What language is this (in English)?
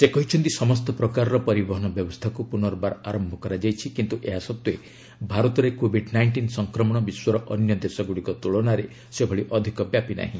Odia